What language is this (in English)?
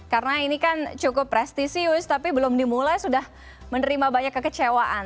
Indonesian